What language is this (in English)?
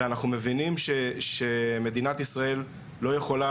Hebrew